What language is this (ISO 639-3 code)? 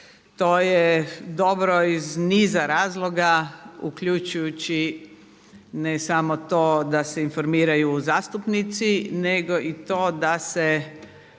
hrv